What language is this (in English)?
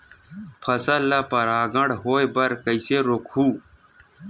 Chhattisgarhi